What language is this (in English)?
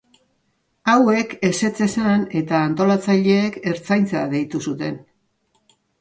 Basque